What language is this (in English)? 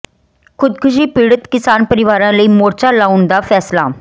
Punjabi